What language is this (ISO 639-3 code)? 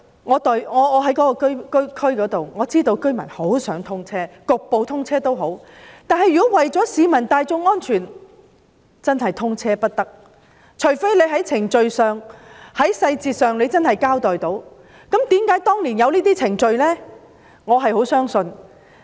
yue